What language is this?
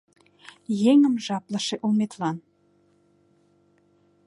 Mari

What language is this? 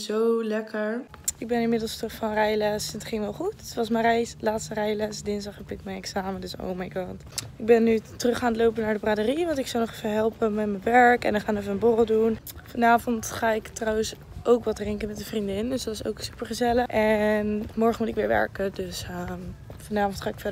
Dutch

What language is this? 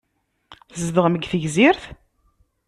Kabyle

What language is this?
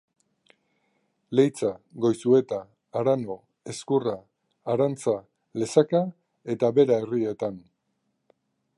Basque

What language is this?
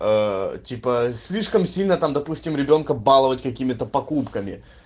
Russian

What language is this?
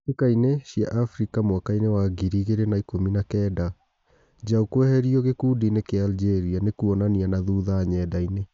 Kikuyu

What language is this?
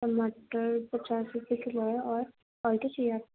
Urdu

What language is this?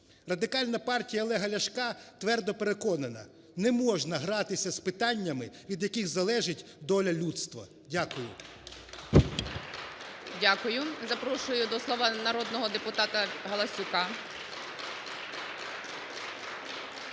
Ukrainian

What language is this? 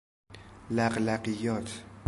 Persian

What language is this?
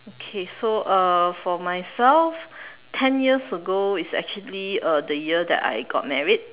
English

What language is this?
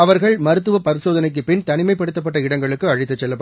Tamil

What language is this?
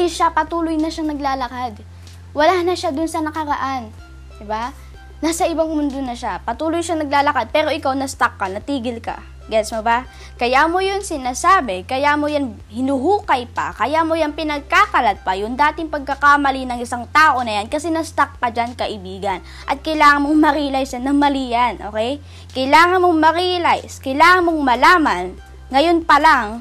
Filipino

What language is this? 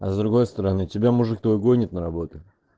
Russian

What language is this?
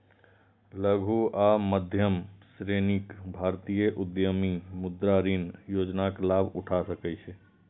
Maithili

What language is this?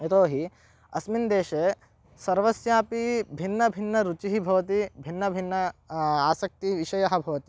Sanskrit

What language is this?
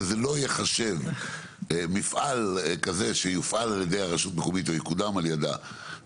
Hebrew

